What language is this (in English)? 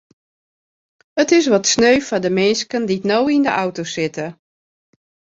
Western Frisian